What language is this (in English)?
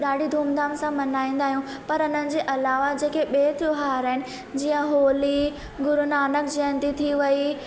Sindhi